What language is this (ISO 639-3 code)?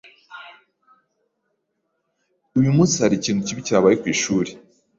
kin